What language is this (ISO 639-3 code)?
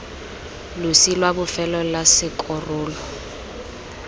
tsn